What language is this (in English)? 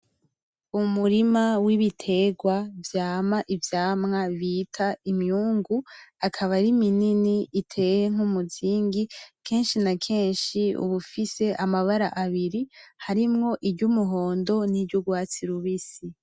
Rundi